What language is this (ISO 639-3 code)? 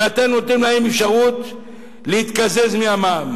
heb